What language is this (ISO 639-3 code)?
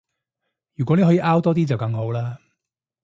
yue